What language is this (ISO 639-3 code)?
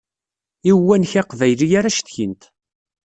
kab